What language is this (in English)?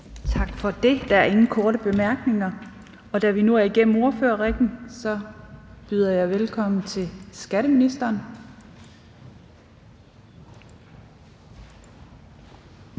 Danish